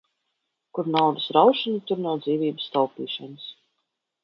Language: Latvian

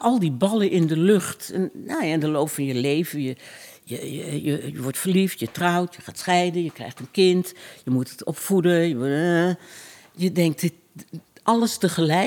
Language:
Dutch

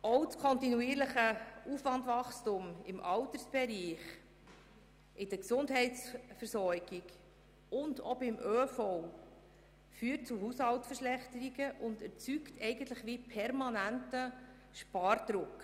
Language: Swiss German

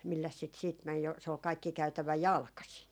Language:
Finnish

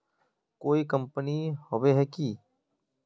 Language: Magahi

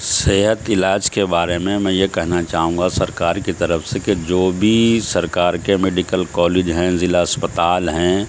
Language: Urdu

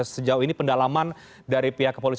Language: Indonesian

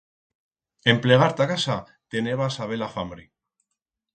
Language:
Aragonese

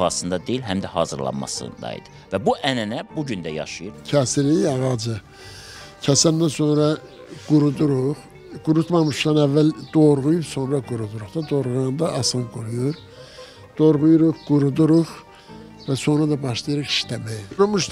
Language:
Turkish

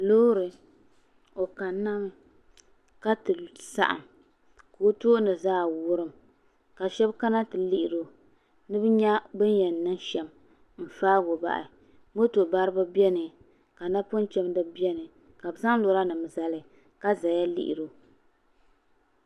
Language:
Dagbani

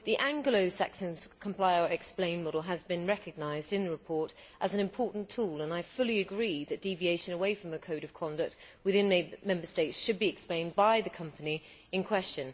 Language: English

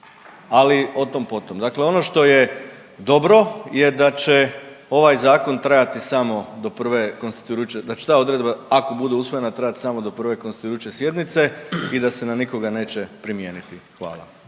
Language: Croatian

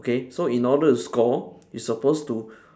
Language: English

